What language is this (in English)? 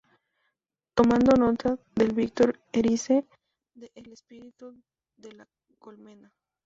Spanish